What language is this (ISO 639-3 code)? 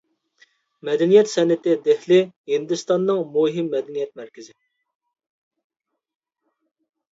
uig